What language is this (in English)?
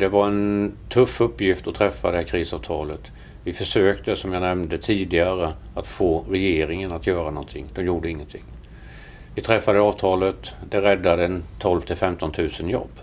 Swedish